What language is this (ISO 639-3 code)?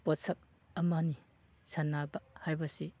mni